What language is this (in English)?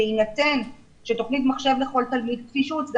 Hebrew